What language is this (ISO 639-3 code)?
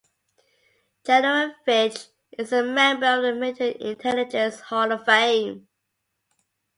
eng